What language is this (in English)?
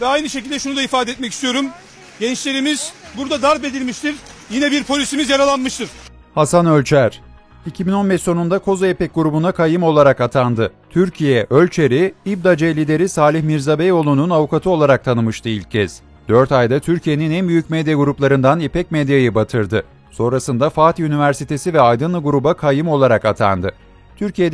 Turkish